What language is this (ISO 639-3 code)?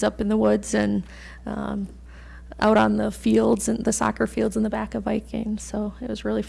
eng